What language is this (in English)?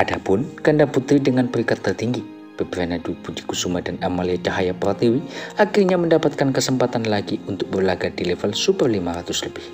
Indonesian